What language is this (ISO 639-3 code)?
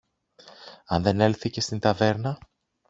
ell